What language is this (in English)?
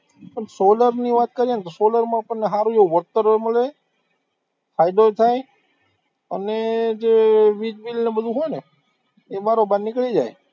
Gujarati